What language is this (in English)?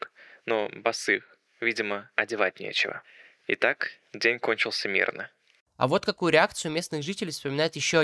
Russian